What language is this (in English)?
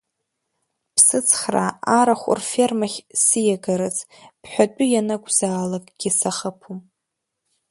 Abkhazian